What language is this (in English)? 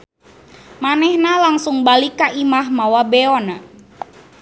Sundanese